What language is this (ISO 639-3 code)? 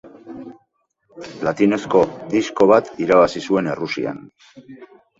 eus